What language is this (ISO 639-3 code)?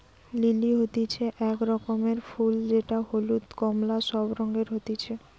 ben